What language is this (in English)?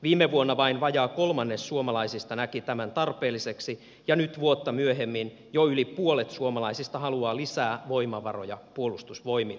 Finnish